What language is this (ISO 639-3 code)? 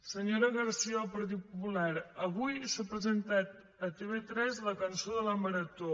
cat